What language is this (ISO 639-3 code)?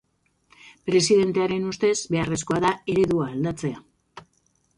eus